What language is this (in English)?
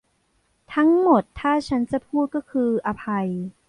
Thai